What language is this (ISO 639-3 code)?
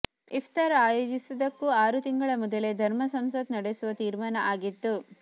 kan